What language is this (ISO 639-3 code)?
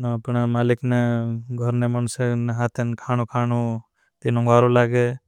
bhb